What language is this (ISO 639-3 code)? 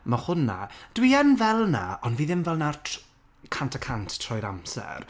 cym